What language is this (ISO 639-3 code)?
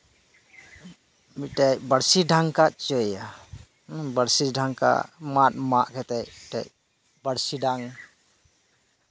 sat